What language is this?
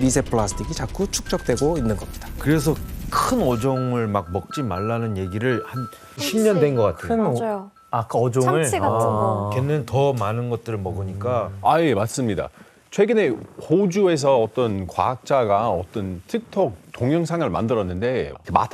Korean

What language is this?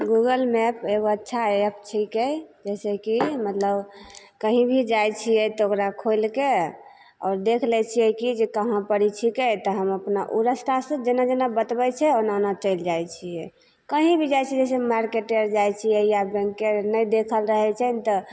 Maithili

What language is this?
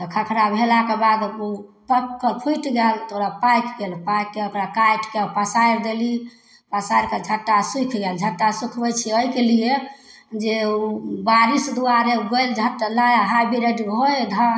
Maithili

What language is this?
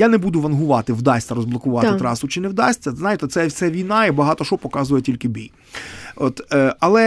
Ukrainian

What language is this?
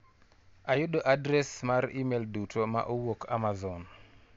Luo (Kenya and Tanzania)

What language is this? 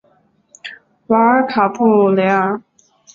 Chinese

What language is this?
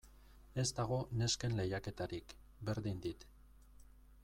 Basque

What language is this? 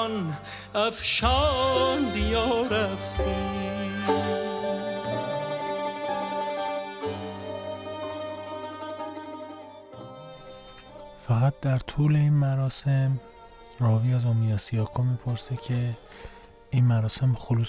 Persian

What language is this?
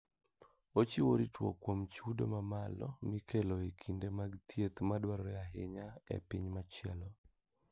Luo (Kenya and Tanzania)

